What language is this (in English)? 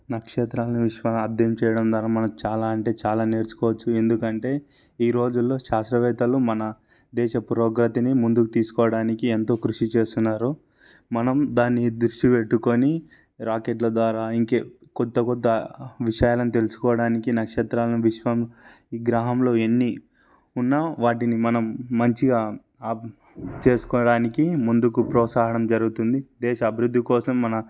Telugu